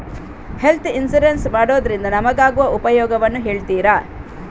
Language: Kannada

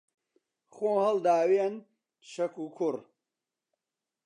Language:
Central Kurdish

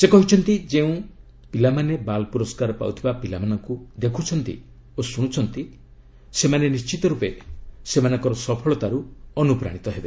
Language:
Odia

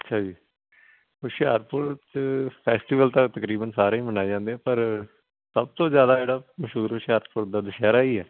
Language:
Punjabi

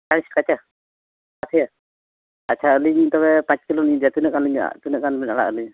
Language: Santali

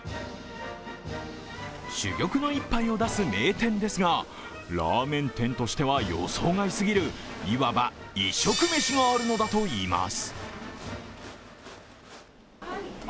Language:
Japanese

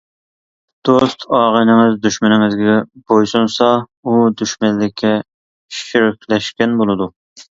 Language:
Uyghur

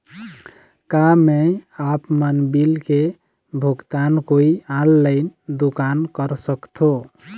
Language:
Chhattisgarhi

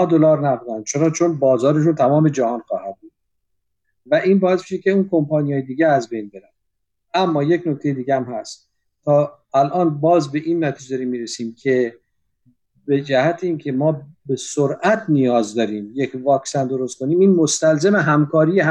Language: Persian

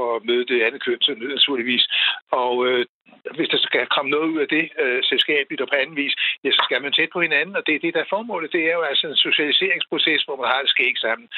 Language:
Danish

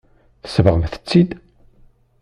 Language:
Kabyle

